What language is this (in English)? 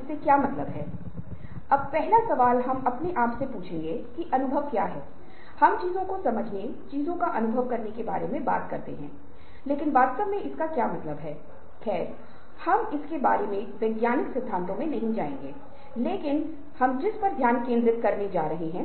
Hindi